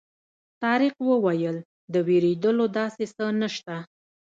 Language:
Pashto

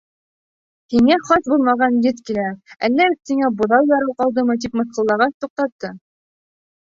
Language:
Bashkir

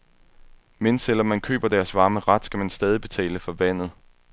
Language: Danish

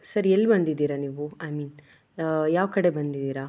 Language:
Kannada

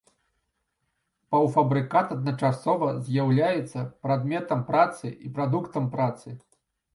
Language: Belarusian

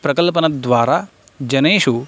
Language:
Sanskrit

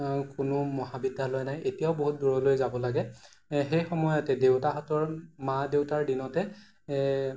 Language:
Assamese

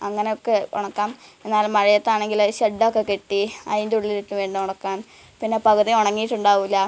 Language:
Malayalam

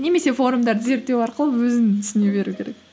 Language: Kazakh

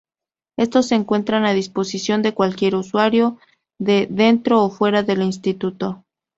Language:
Spanish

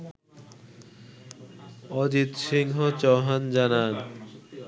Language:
Bangla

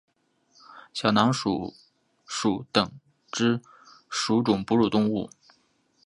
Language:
Chinese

